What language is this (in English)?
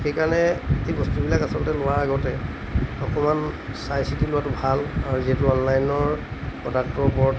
Assamese